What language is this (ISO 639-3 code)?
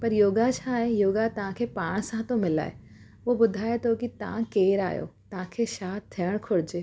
snd